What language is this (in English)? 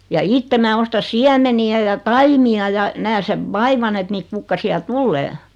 Finnish